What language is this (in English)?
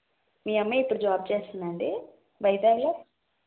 Telugu